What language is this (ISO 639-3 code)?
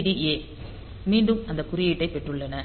tam